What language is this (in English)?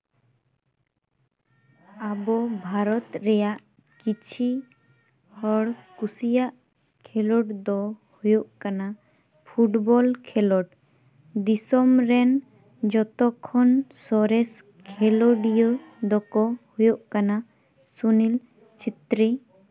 Santali